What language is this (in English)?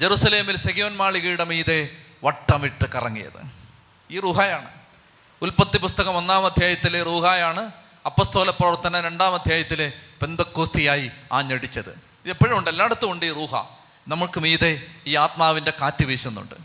Malayalam